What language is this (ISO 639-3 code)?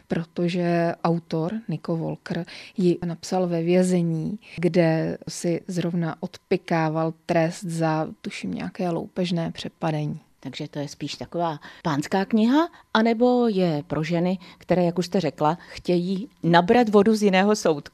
ces